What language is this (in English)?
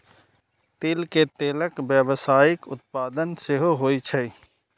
Maithili